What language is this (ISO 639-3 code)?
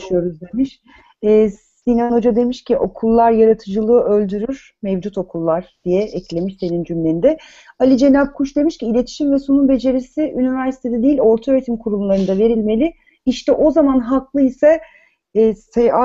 tur